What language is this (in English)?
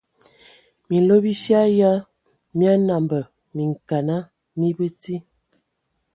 Ewondo